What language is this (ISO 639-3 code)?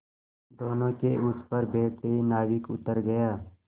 hin